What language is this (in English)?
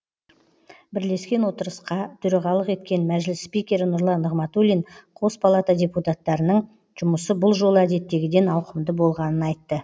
Kazakh